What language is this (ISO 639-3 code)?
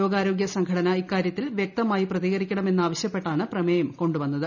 mal